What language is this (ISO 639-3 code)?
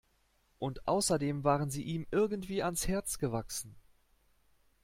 deu